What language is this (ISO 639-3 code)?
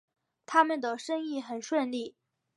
zho